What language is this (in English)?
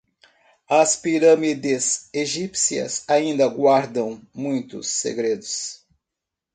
Portuguese